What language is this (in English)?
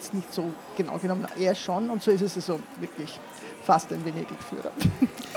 German